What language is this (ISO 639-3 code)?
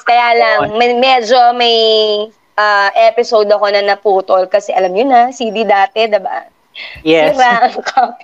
fil